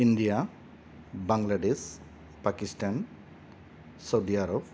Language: Bodo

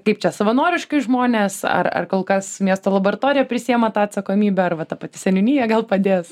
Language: Lithuanian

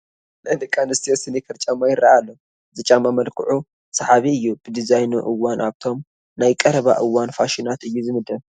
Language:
Tigrinya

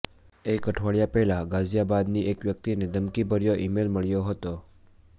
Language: Gujarati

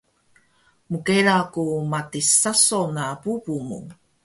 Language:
Taroko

